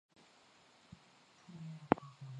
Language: Swahili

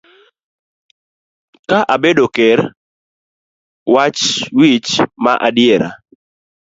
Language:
Luo (Kenya and Tanzania)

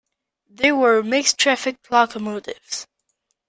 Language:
English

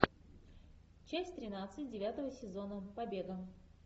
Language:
Russian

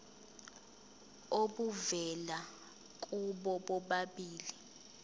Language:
Zulu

